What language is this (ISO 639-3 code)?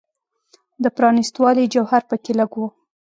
pus